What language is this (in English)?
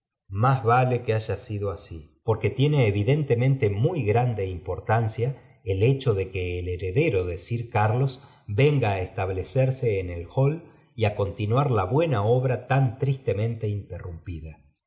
Spanish